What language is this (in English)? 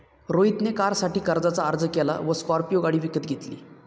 Marathi